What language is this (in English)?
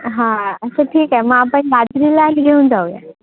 Marathi